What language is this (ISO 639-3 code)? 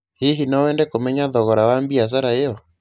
kik